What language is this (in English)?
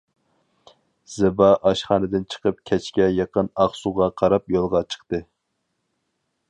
Uyghur